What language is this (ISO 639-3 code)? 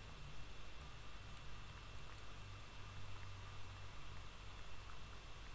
rus